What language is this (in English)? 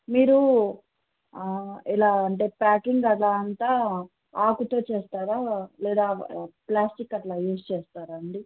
Telugu